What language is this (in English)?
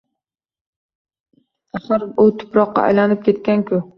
Uzbek